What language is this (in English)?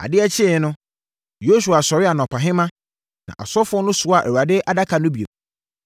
Akan